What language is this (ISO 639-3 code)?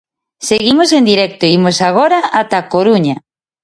glg